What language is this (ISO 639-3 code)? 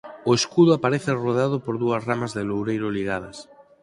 glg